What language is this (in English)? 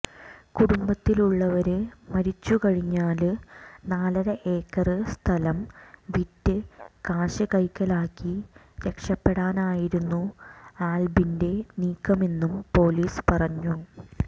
Malayalam